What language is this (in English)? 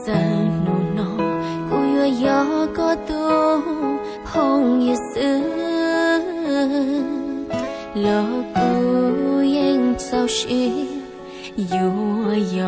Vietnamese